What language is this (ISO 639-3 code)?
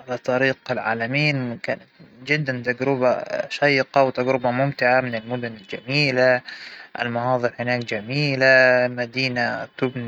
acw